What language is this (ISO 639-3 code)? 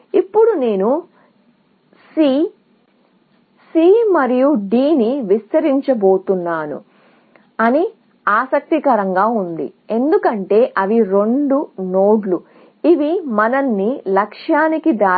tel